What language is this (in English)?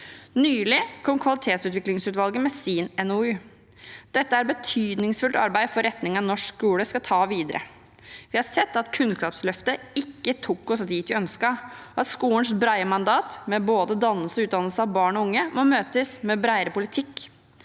Norwegian